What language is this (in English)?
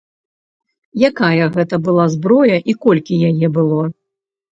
Belarusian